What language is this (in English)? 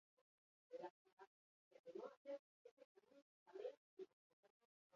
Basque